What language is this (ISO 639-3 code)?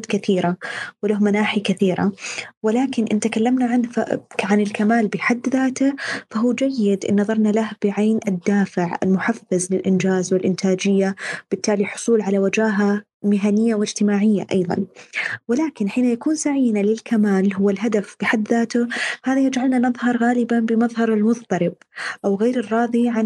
ara